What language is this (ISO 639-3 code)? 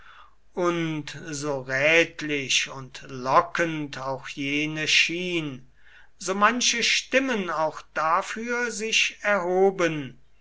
deu